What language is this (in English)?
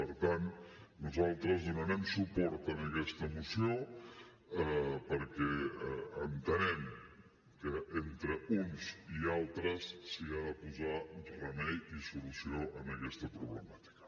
Catalan